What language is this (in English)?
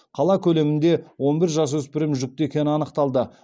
Kazakh